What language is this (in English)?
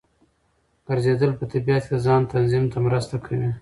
Pashto